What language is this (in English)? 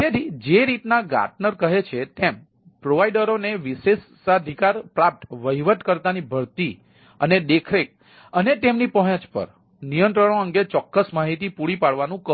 Gujarati